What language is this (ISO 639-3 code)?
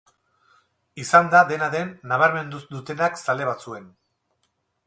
eus